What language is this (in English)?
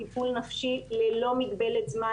Hebrew